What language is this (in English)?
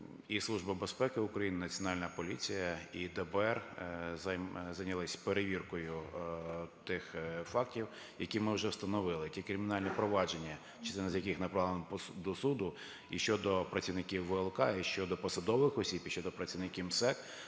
Ukrainian